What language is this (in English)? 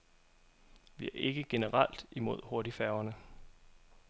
Danish